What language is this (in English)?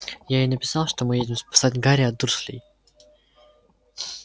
Russian